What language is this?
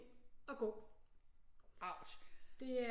Danish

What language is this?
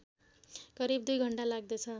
Nepali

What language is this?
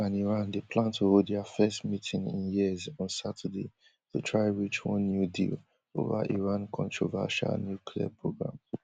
Nigerian Pidgin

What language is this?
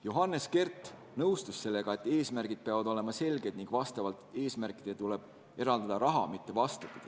Estonian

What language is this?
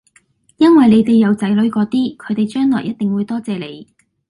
Cantonese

